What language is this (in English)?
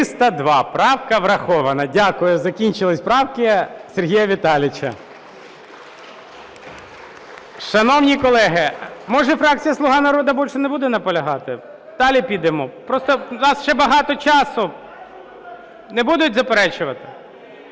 Ukrainian